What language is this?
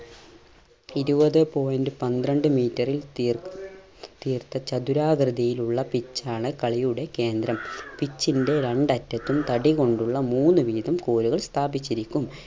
Malayalam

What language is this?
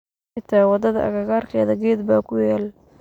Somali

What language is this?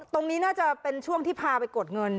Thai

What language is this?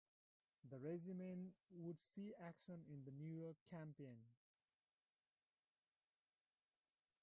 English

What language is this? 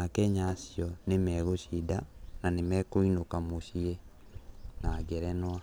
Kikuyu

